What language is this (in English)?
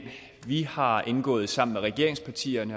Danish